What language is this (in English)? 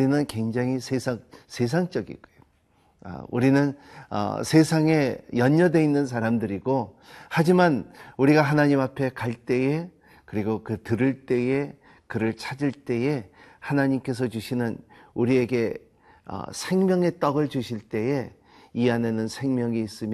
Korean